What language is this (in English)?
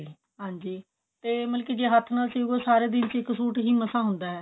Punjabi